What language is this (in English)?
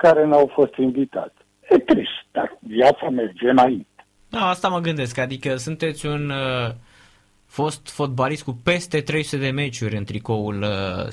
Romanian